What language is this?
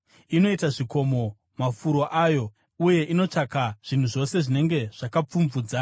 Shona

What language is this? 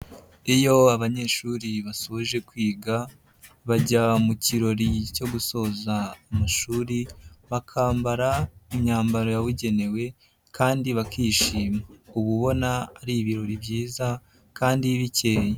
Kinyarwanda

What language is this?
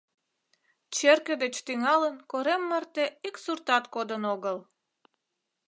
Mari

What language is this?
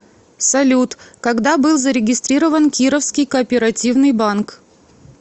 Russian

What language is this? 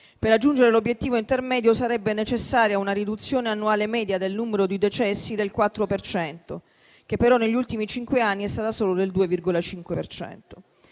Italian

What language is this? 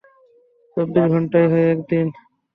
Bangla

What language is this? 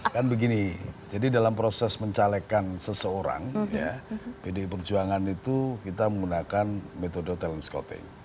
Indonesian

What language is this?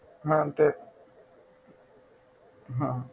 Gujarati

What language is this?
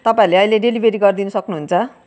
Nepali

